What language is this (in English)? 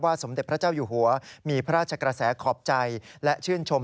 Thai